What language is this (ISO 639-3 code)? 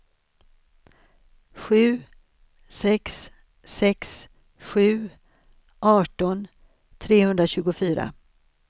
swe